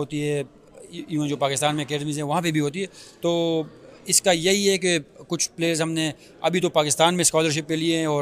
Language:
Urdu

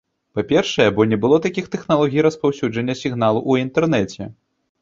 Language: Belarusian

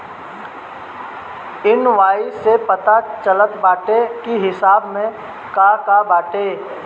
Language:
Bhojpuri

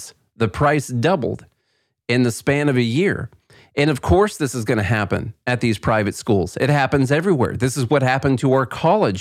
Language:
English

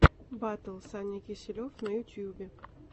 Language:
Russian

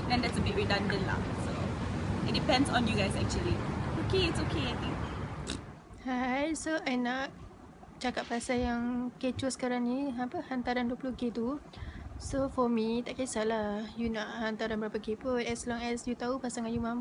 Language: Malay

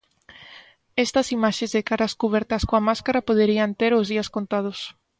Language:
Galician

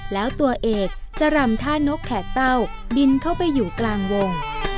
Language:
Thai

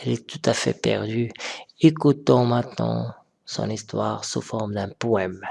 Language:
French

